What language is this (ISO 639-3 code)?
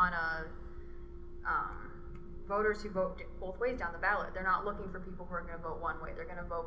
eng